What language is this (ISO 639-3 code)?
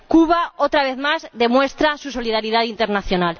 spa